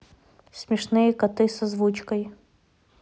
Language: Russian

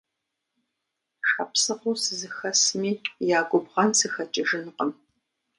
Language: Kabardian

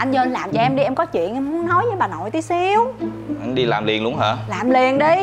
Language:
Vietnamese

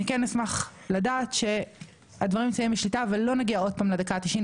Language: Hebrew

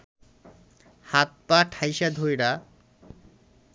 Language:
Bangla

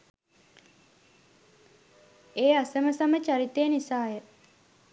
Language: Sinhala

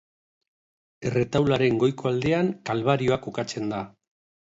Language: Basque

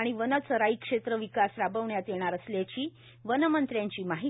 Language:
Marathi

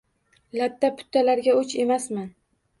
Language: Uzbek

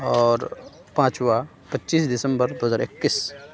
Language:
Urdu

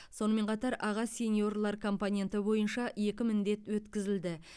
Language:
Kazakh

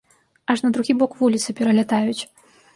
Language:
Belarusian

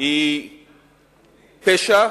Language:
Hebrew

